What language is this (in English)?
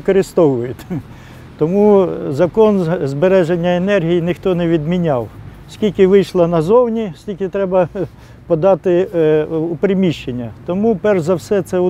Ukrainian